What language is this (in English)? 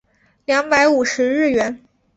Chinese